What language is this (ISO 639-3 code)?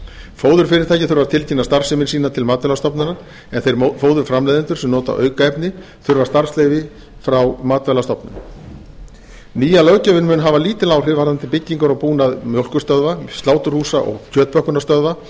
isl